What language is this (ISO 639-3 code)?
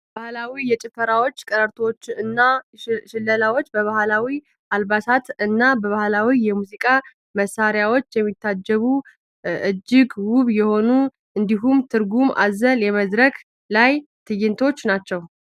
amh